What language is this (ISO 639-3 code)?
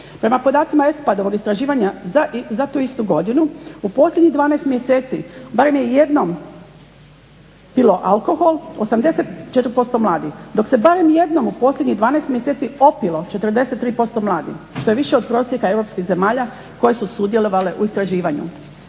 hrv